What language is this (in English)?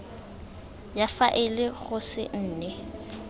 Tswana